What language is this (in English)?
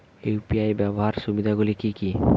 Bangla